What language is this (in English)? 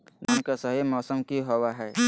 Magahi